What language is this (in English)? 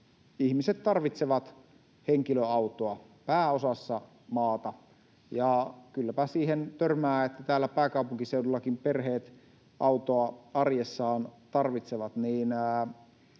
Finnish